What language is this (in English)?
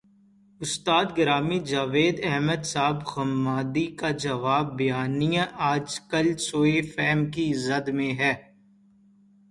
Urdu